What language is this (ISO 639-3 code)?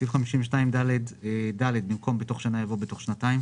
heb